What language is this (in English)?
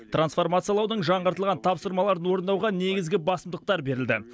Kazakh